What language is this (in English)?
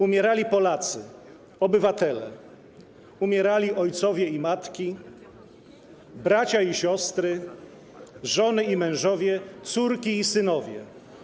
Polish